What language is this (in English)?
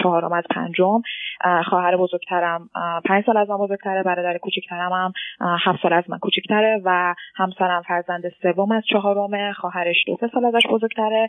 Persian